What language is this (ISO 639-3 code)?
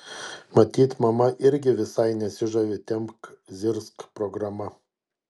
lit